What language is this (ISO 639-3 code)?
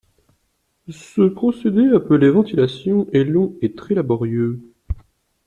fra